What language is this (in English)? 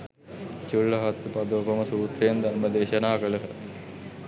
Sinhala